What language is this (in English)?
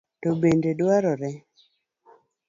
Luo (Kenya and Tanzania)